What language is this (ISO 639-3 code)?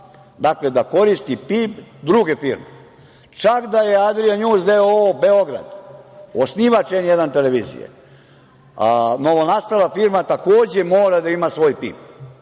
srp